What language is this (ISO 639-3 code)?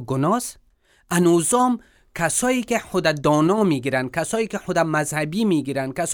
fas